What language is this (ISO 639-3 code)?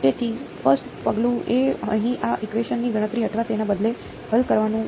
guj